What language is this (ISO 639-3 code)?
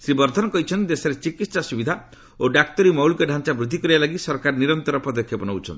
ori